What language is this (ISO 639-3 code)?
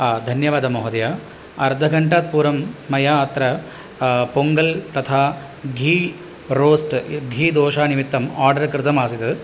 san